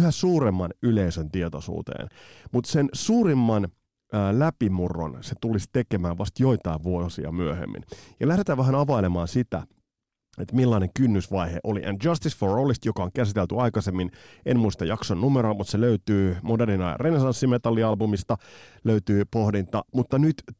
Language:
Finnish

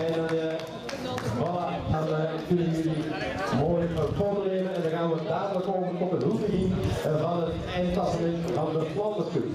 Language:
Dutch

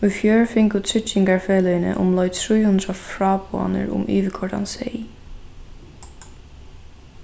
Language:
Faroese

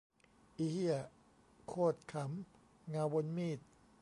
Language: Thai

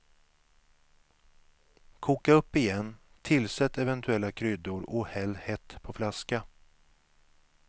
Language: Swedish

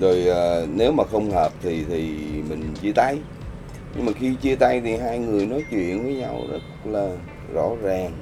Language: Vietnamese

